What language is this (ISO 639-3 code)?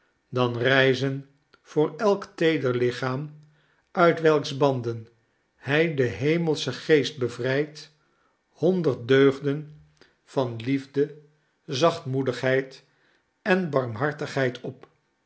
nld